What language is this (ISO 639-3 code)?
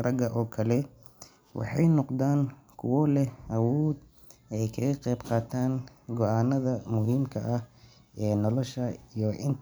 som